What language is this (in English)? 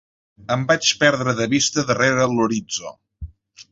Catalan